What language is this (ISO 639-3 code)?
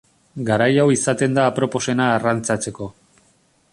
eus